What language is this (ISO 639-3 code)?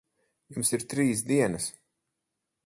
lav